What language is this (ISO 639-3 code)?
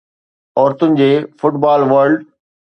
snd